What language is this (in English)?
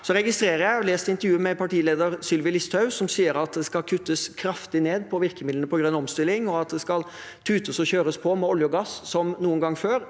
Norwegian